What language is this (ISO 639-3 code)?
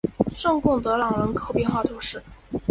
zho